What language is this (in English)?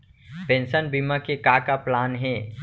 Chhattisgarhi